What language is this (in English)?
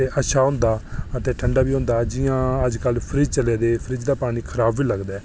Dogri